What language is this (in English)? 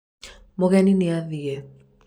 Kikuyu